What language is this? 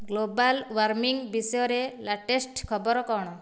Odia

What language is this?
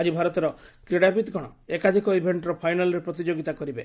Odia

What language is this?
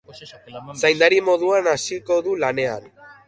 Basque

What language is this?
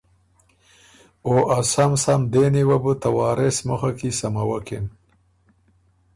Ormuri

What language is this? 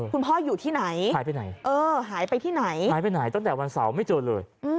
Thai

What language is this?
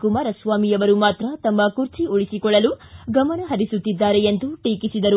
Kannada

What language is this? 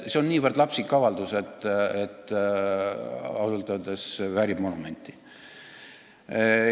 Estonian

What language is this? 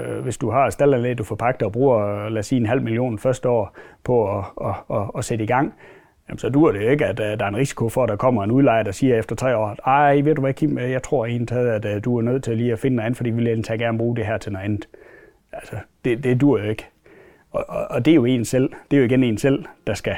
Danish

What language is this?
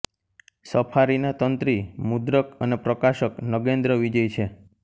Gujarati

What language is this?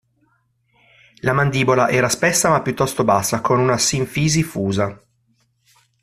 Italian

